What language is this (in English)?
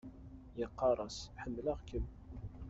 Kabyle